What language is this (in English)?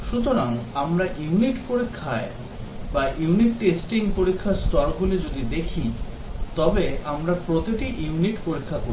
Bangla